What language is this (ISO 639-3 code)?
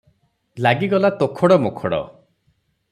ori